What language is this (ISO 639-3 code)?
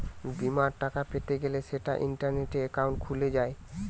ben